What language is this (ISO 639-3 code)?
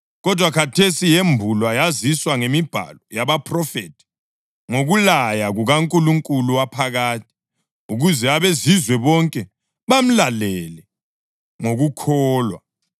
nde